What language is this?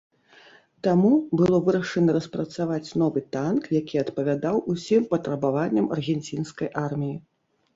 Belarusian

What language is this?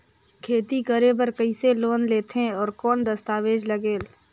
Chhattisgarhi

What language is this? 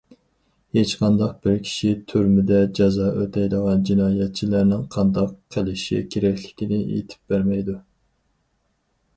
Uyghur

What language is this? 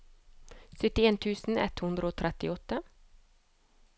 Norwegian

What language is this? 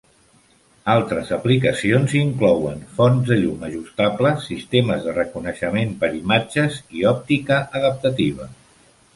Catalan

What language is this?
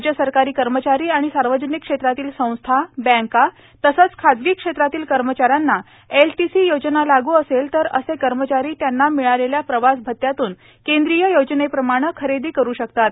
Marathi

